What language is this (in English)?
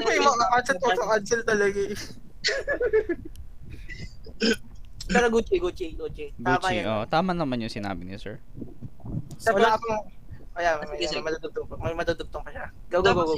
Filipino